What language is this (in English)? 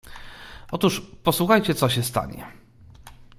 Polish